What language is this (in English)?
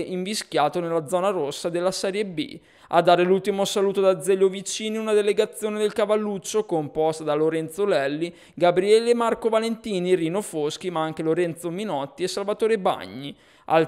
Italian